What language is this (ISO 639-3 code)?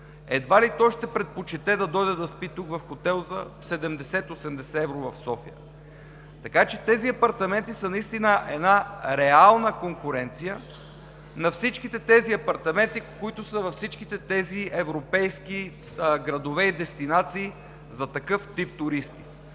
bul